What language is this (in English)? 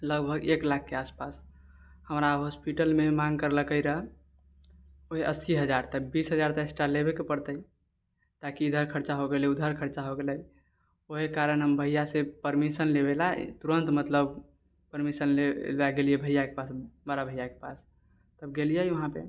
Maithili